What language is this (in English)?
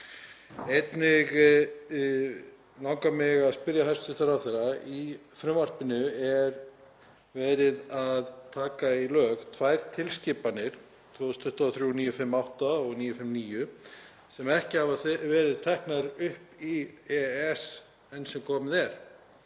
Icelandic